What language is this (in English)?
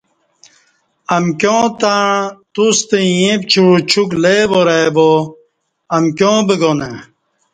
Kati